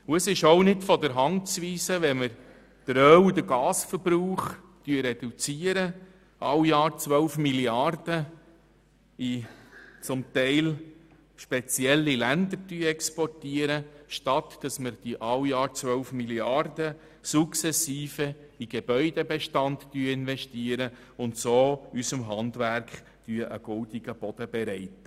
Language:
Swiss German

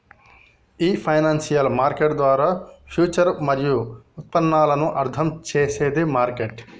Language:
Telugu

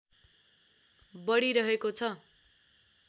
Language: Nepali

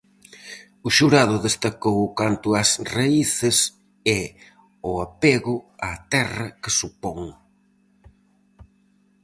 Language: Galician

